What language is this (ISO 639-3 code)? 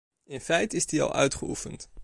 nld